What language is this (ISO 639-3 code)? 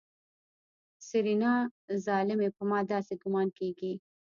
pus